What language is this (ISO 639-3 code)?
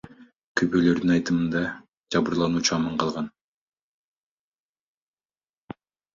kir